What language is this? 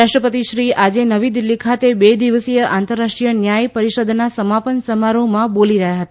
Gujarati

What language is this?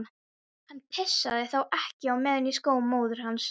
Icelandic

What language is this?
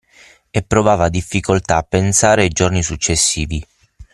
Italian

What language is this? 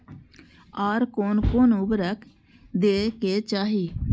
Maithili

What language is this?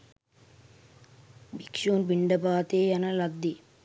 Sinhala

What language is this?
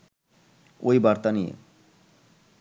Bangla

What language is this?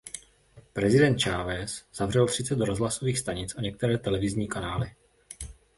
Czech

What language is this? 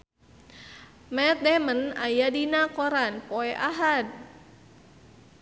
Sundanese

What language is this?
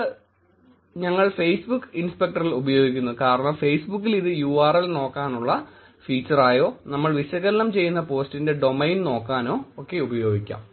Malayalam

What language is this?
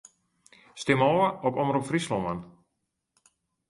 Western Frisian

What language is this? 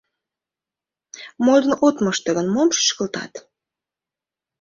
Mari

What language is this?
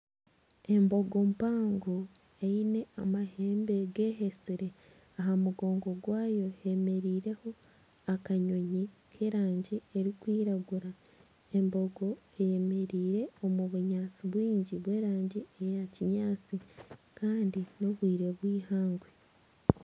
Nyankole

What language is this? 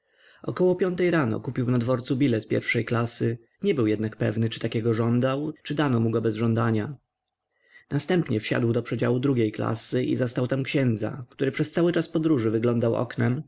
Polish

